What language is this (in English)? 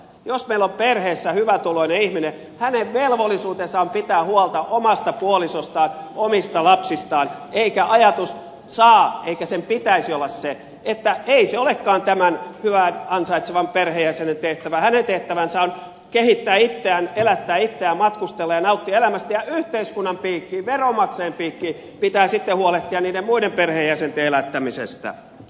Finnish